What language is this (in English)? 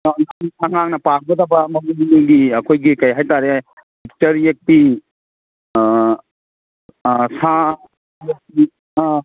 Manipuri